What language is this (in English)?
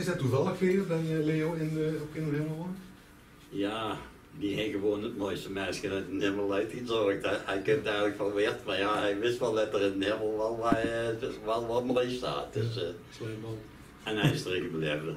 Dutch